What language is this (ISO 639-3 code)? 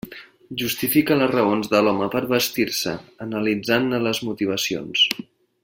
cat